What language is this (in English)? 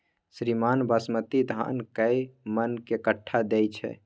Maithili